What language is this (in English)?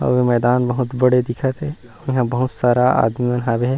Chhattisgarhi